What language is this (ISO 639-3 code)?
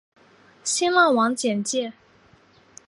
zho